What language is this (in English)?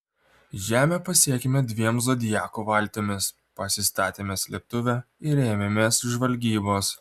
Lithuanian